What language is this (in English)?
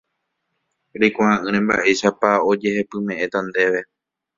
Guarani